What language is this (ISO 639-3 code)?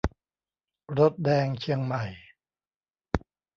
tha